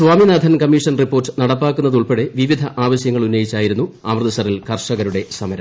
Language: Malayalam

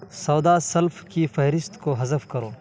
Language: Urdu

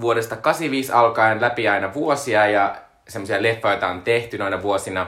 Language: Finnish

